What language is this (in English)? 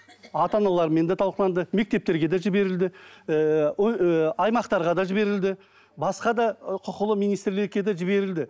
Kazakh